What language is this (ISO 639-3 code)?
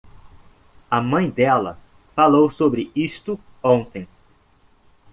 por